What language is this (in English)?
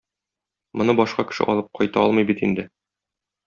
Tatar